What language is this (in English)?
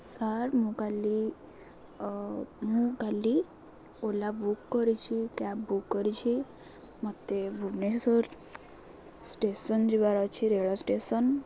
Odia